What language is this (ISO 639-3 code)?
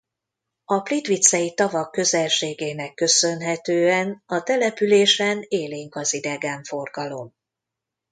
hun